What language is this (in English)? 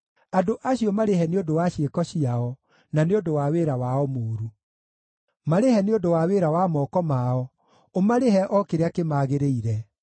Kikuyu